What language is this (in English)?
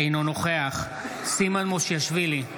Hebrew